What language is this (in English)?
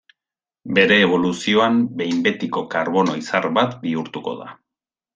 Basque